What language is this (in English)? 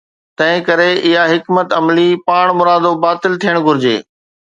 Sindhi